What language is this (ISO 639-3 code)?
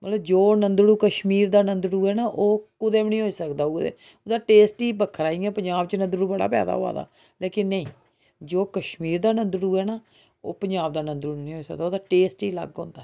doi